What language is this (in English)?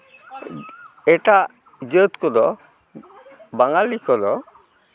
Santali